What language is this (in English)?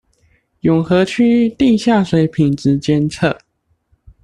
Chinese